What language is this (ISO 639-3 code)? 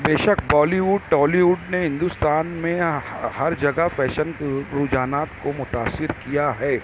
urd